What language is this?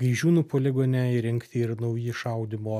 Lithuanian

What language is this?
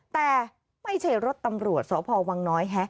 Thai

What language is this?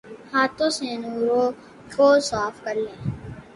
Urdu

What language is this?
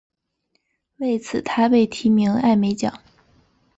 Chinese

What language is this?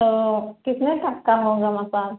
Hindi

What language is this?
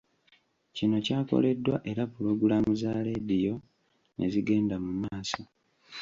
Ganda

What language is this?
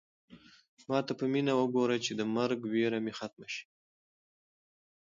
Pashto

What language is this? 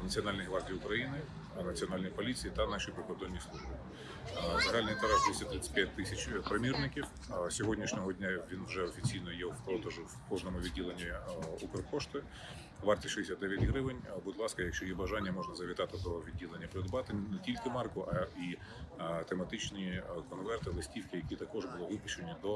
Ukrainian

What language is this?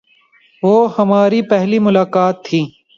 Urdu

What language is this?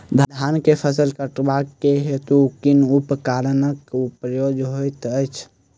Maithili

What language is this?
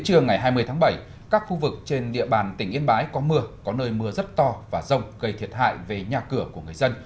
Vietnamese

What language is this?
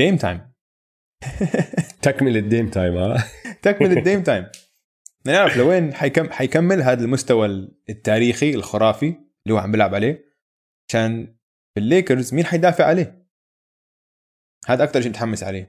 Arabic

